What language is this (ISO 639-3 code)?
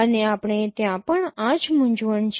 guj